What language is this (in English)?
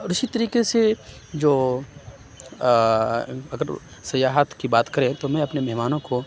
Urdu